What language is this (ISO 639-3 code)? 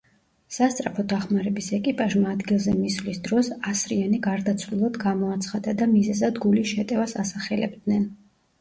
kat